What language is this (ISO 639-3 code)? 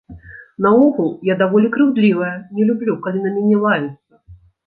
bel